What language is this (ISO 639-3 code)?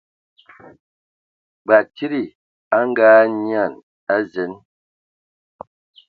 ewo